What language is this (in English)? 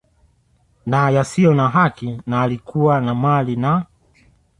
Swahili